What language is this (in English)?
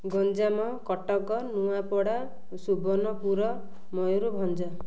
Odia